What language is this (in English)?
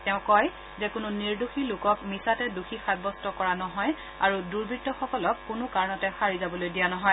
Assamese